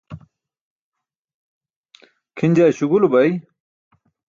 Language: Burushaski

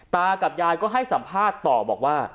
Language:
Thai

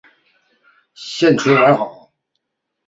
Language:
Chinese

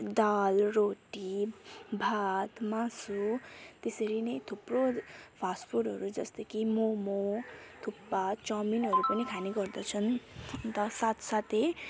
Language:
Nepali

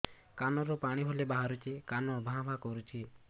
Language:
Odia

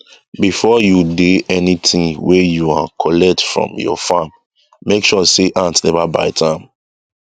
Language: Nigerian Pidgin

